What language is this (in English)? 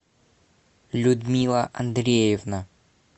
Russian